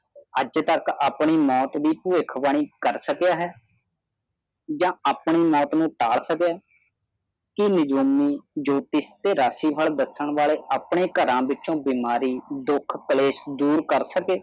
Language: Punjabi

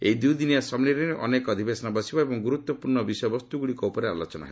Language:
Odia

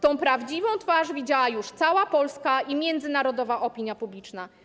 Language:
Polish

